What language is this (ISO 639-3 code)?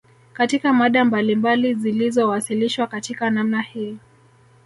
swa